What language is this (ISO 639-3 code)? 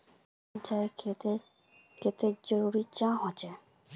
mag